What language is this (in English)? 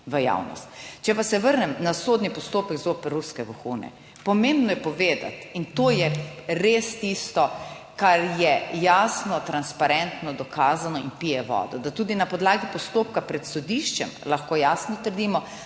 Slovenian